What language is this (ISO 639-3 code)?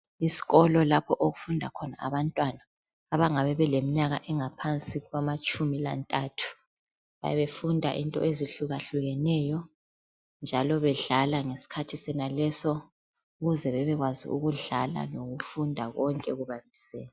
nde